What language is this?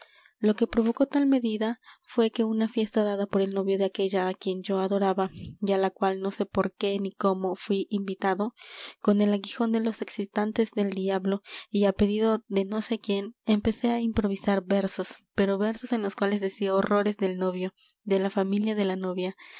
Spanish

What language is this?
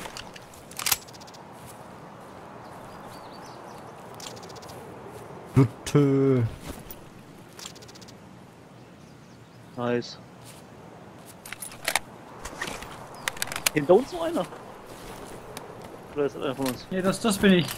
German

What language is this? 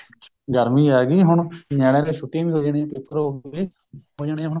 Punjabi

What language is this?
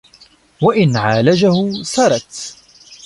Arabic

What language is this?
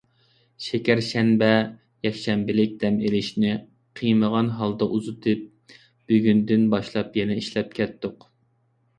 Uyghur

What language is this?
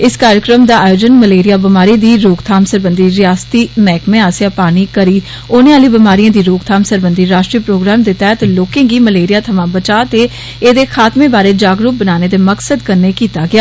Dogri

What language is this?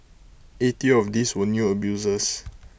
English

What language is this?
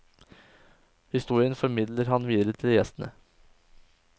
Norwegian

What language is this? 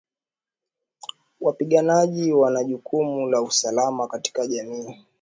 Swahili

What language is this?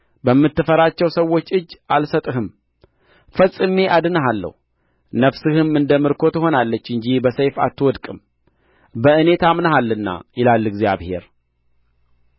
Amharic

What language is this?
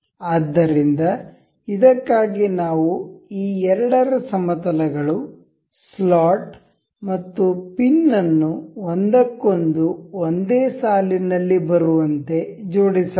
Kannada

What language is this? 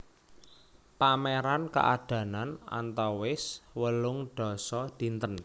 Javanese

